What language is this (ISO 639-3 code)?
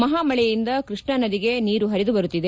kan